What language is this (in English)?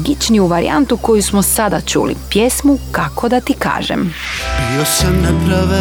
Croatian